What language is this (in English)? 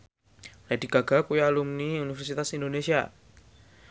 Javanese